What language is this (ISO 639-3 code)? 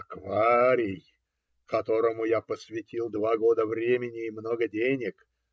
rus